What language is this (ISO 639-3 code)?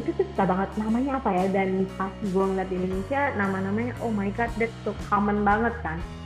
ind